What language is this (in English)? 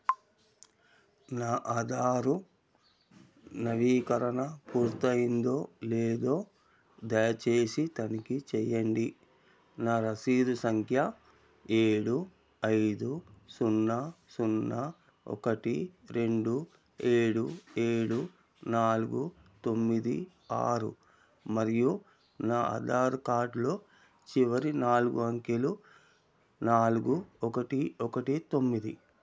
Telugu